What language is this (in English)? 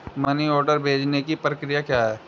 Hindi